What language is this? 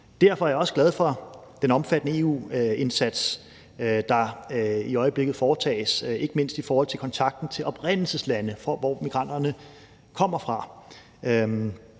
Danish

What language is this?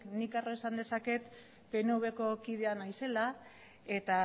Basque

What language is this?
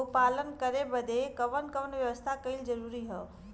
Bhojpuri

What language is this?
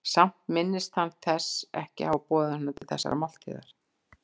Icelandic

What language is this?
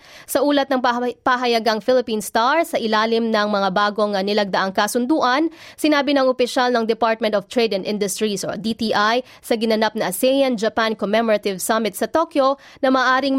Filipino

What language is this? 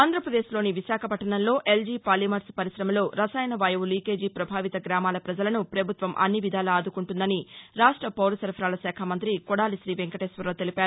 Telugu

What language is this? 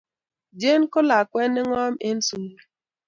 Kalenjin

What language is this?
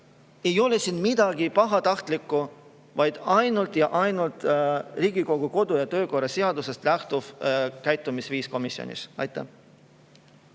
Estonian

